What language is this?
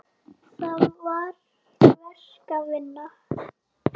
Icelandic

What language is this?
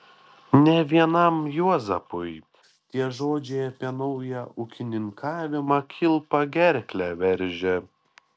Lithuanian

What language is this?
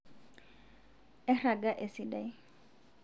Masai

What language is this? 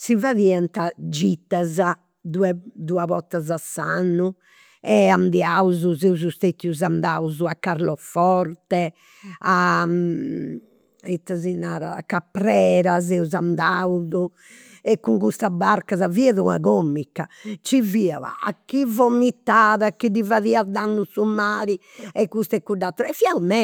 Campidanese Sardinian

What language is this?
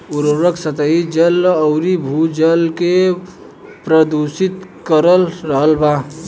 Bhojpuri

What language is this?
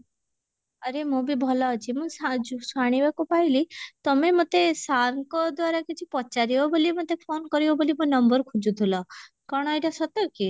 Odia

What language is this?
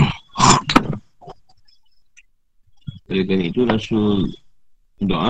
Malay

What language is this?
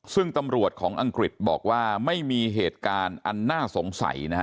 Thai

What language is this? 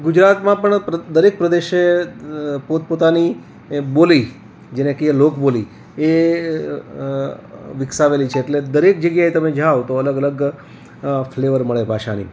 Gujarati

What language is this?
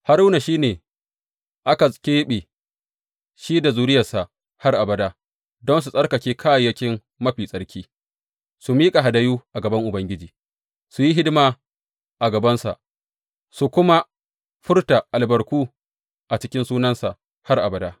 Hausa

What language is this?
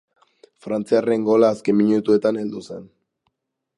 Basque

